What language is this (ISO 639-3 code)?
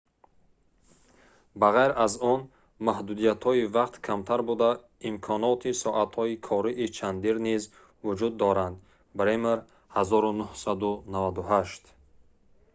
tgk